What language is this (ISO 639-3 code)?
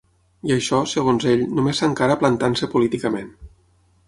cat